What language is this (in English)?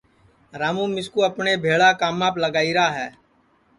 Sansi